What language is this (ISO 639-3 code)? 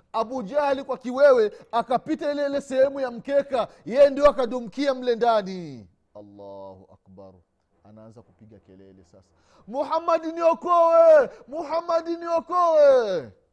swa